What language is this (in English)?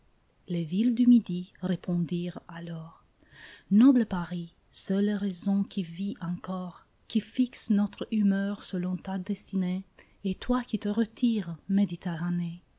French